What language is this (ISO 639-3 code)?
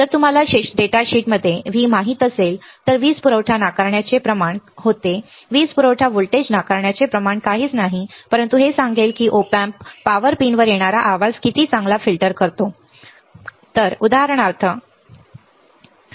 mar